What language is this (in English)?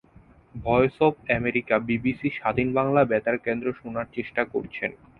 Bangla